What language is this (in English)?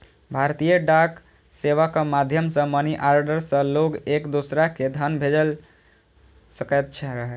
Maithili